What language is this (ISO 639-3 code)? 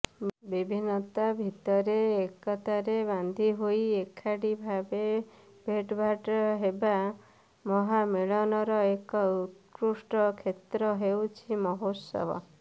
ori